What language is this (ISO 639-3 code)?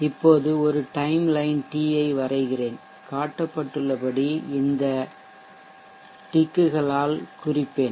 tam